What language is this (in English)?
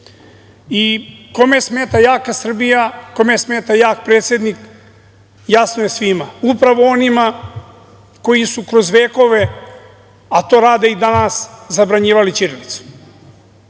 Serbian